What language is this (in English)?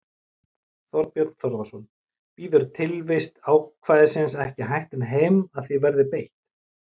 Icelandic